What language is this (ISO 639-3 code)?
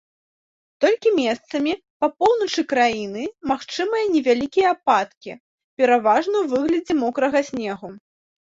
bel